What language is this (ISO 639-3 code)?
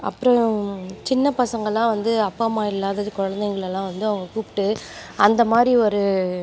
tam